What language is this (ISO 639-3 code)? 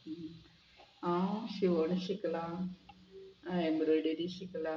kok